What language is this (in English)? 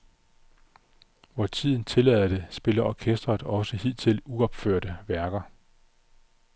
Danish